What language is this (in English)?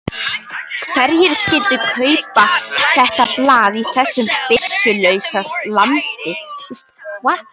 Icelandic